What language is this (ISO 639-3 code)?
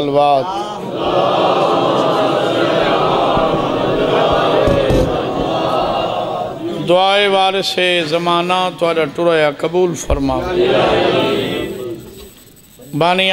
ara